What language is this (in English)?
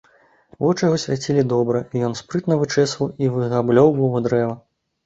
Belarusian